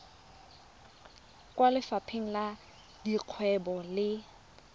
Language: Tswana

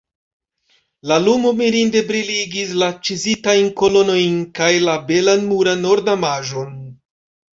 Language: Esperanto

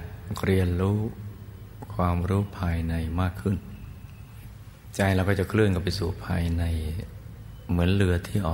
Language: Thai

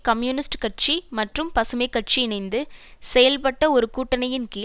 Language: Tamil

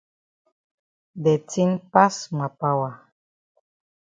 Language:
Cameroon Pidgin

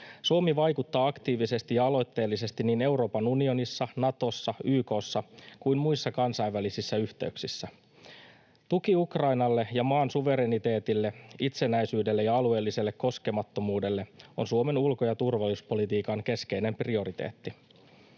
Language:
Finnish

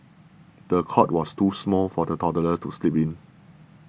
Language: English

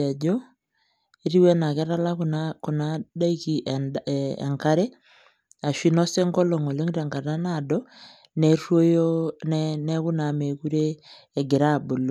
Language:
Masai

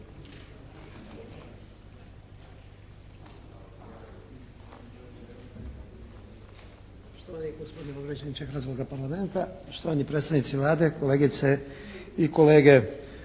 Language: Croatian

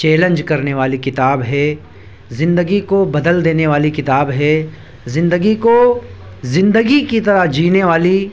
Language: Urdu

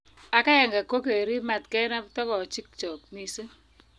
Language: Kalenjin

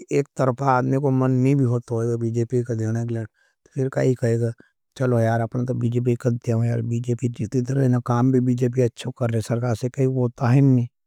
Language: Nimadi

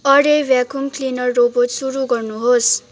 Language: Nepali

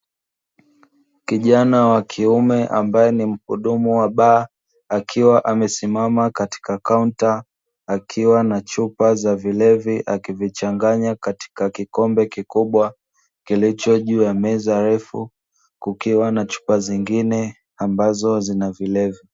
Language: Swahili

